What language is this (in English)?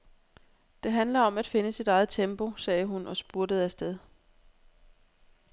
Danish